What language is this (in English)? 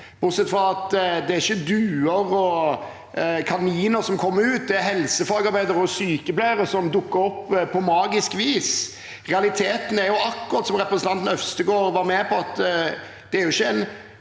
Norwegian